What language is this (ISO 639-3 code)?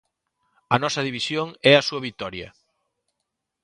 glg